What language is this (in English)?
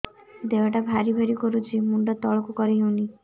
Odia